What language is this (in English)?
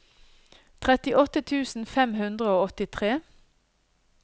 Norwegian